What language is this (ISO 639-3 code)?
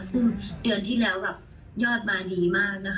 tha